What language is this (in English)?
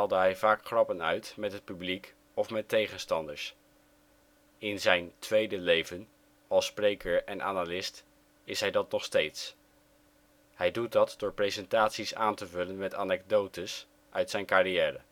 Dutch